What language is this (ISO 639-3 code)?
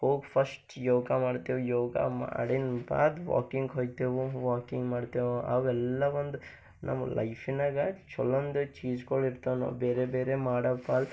kan